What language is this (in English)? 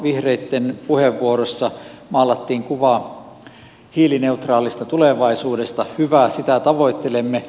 Finnish